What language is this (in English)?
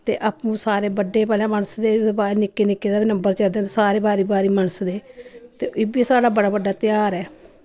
Dogri